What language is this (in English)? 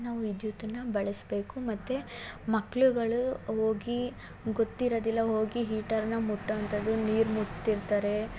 Kannada